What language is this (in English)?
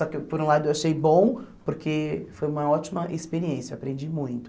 Portuguese